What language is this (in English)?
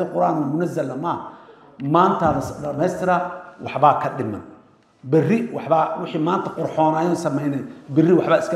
Arabic